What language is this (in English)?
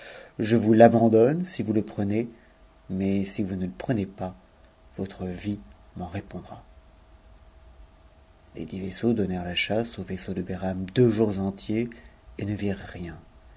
French